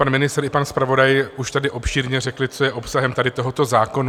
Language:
Czech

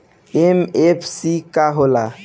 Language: Bhojpuri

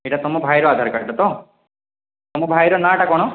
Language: Odia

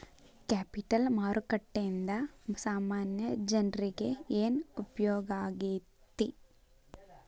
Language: Kannada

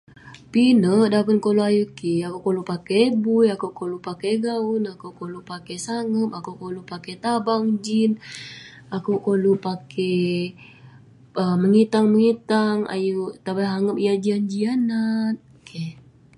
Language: Western Penan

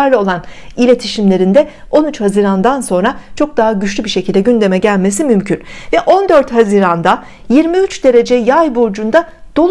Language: Turkish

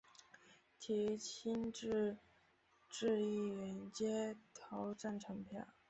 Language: Chinese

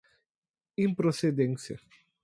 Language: Portuguese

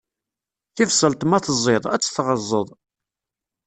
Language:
Kabyle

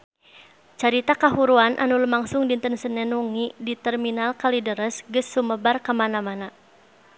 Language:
Sundanese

